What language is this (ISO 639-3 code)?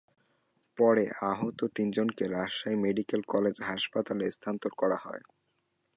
ben